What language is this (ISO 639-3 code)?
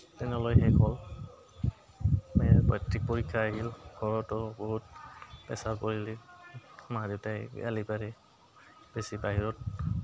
asm